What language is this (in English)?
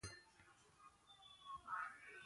Portuguese